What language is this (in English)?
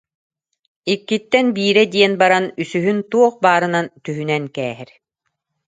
Yakut